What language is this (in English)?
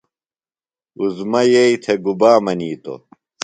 Phalura